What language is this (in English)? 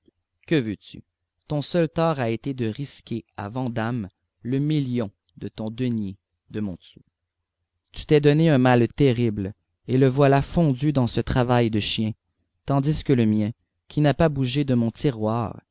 French